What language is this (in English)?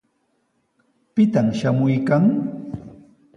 Sihuas Ancash Quechua